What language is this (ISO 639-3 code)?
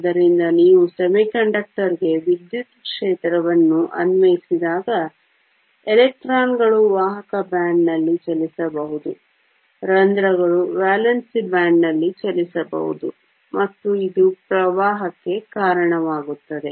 kan